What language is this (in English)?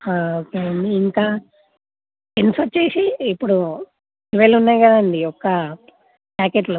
Telugu